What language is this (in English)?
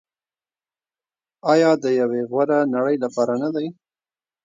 Pashto